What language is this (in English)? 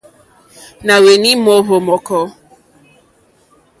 Mokpwe